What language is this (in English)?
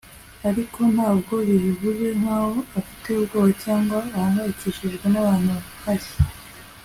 Kinyarwanda